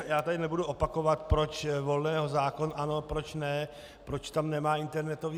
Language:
Czech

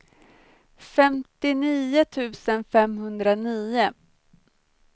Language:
Swedish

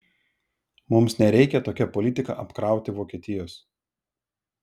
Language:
Lithuanian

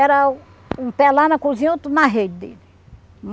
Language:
Portuguese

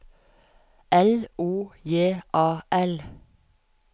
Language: Norwegian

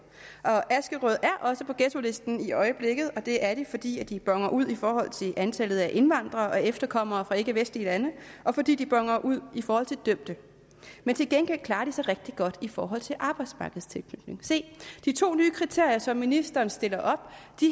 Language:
Danish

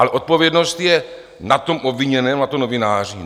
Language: Czech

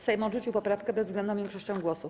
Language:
Polish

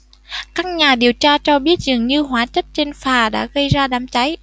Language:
Vietnamese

